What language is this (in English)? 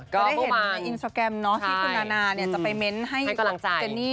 Thai